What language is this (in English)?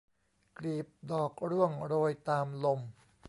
Thai